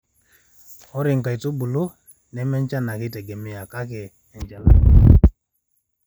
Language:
Masai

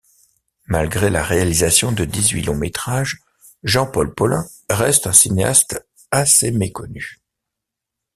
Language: French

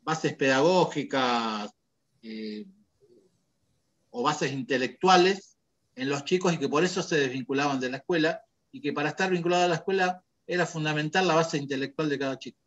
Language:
Spanish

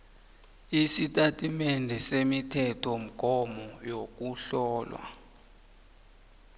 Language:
South Ndebele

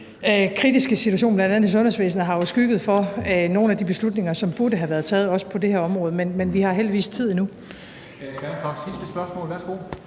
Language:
Danish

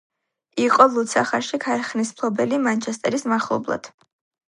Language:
Georgian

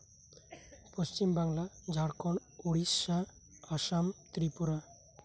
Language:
Santali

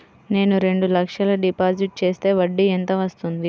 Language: Telugu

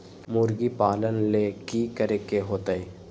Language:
Magahi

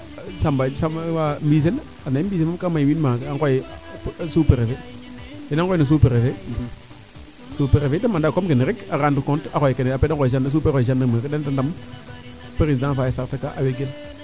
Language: Serer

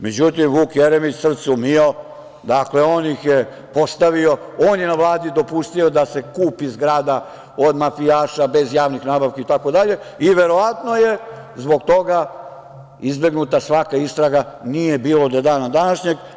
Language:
Serbian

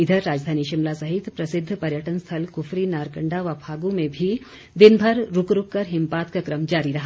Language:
Hindi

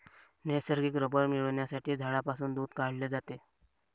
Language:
Marathi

